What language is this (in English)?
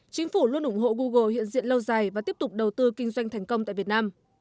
Vietnamese